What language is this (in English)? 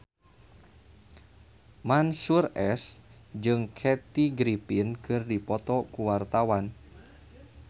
Sundanese